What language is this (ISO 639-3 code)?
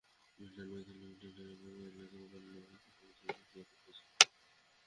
ben